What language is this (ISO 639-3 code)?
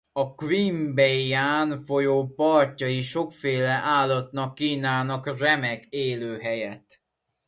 hun